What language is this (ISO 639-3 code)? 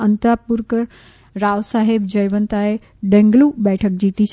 guj